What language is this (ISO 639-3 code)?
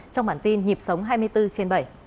vie